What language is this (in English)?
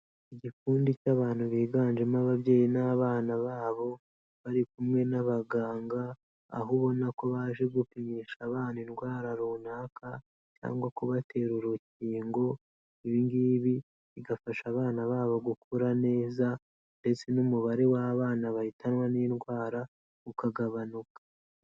Kinyarwanda